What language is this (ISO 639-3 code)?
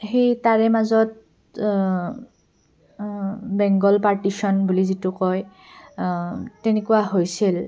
asm